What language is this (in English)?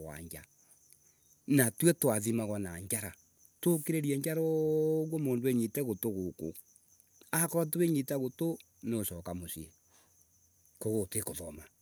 Embu